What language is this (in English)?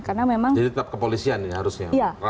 Indonesian